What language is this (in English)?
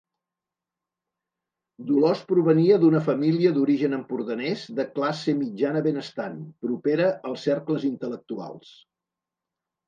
Catalan